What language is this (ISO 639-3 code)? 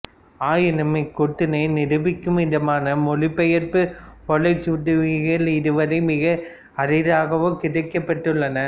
tam